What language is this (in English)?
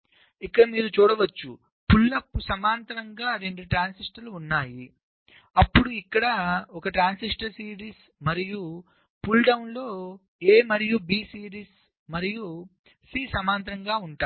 Telugu